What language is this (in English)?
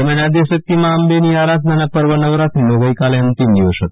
Gujarati